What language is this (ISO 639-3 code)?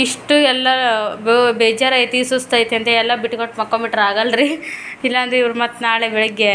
kan